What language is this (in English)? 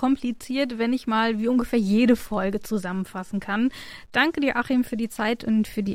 German